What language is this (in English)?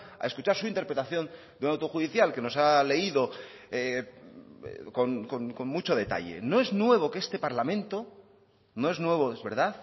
Spanish